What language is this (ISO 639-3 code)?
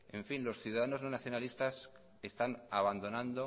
spa